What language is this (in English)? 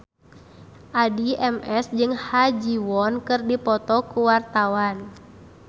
Sundanese